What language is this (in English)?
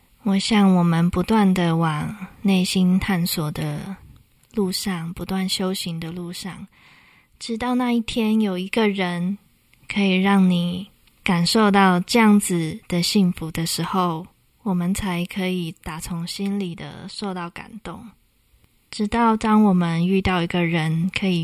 Chinese